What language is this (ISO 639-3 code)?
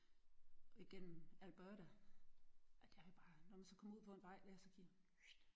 dan